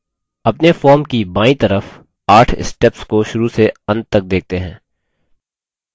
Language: Hindi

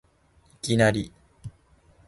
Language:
Japanese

